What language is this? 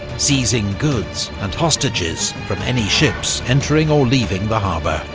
English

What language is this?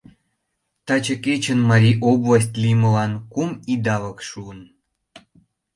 Mari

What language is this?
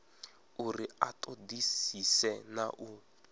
Venda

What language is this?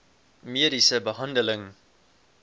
Afrikaans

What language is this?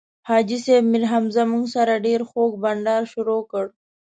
Pashto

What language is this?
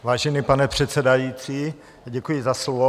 Czech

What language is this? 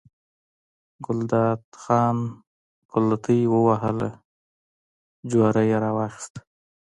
Pashto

